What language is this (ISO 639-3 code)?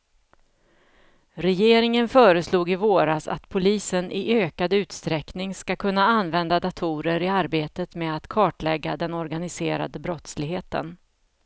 swe